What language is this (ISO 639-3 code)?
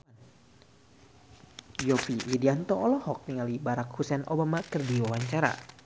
sun